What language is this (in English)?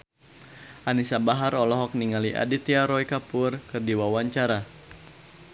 Sundanese